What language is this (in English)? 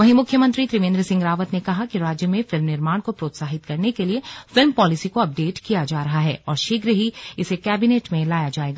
Hindi